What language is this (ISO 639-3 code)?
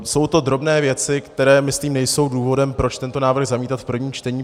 ces